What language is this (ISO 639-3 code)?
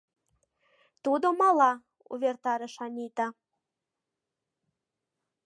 chm